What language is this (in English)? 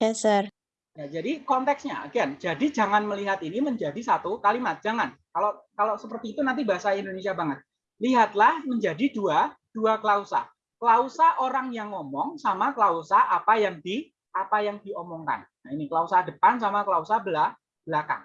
Indonesian